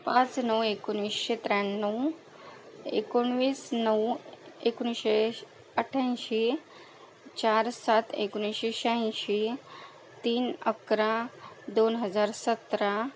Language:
Marathi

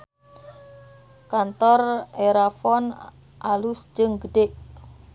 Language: Sundanese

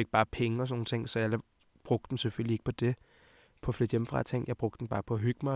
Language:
Danish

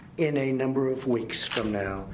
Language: English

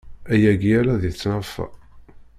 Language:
Kabyle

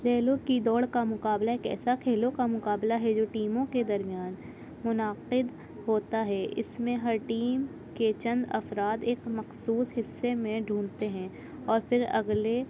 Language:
Urdu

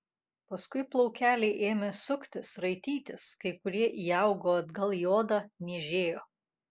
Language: Lithuanian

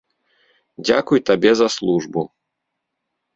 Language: Belarusian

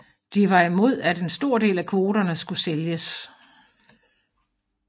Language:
Danish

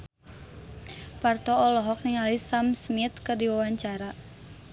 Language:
Sundanese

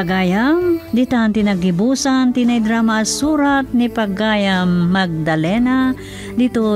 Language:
Filipino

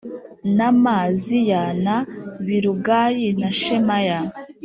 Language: Kinyarwanda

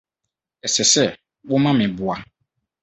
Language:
Akan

